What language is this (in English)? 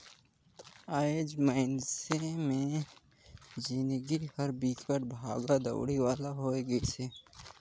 Chhattisgarhi